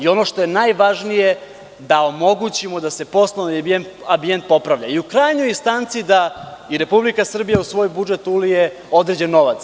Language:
Serbian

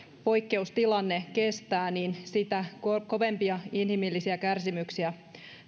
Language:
Finnish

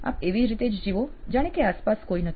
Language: Gujarati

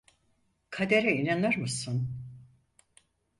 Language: Turkish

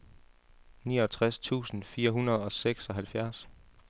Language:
Danish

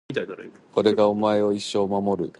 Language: Japanese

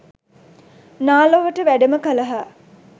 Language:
Sinhala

